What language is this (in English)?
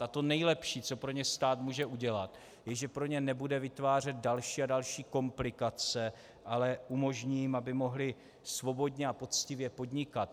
Czech